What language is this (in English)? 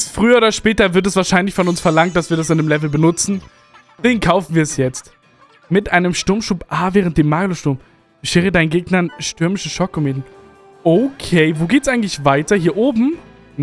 German